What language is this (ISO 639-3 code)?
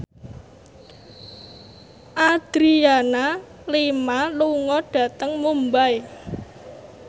jav